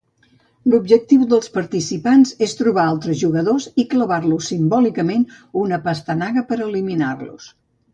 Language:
Catalan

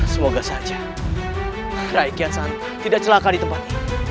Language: Indonesian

